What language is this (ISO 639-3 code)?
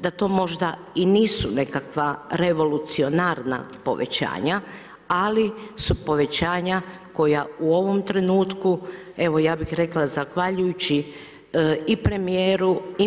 hrv